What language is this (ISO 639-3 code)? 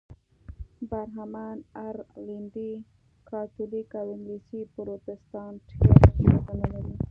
pus